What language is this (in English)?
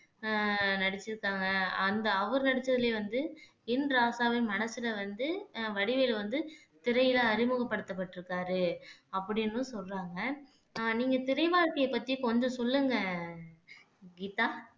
Tamil